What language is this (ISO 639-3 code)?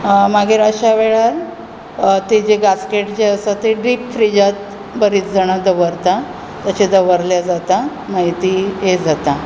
kok